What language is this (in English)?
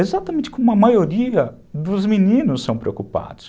Portuguese